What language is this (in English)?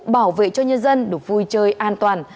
Vietnamese